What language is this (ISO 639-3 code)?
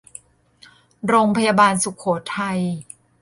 tha